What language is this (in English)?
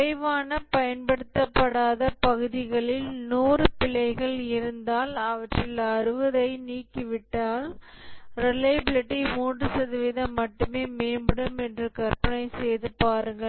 Tamil